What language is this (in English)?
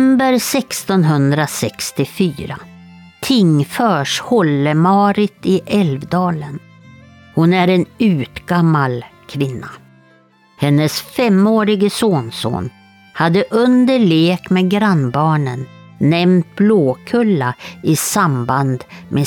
Swedish